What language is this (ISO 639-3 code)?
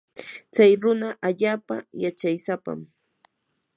qur